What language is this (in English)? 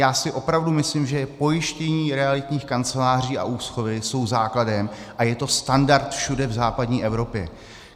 Czech